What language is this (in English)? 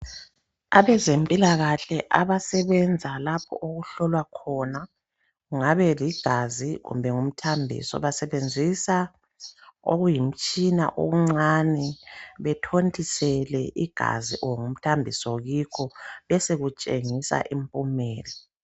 North Ndebele